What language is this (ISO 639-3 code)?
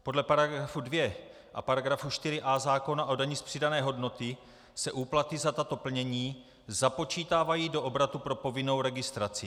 ces